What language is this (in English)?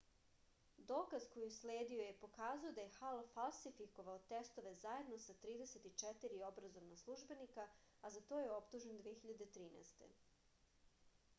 Serbian